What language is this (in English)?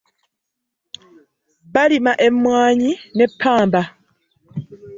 Ganda